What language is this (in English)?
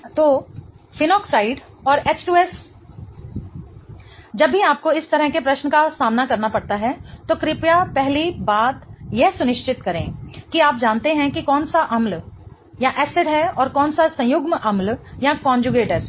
Hindi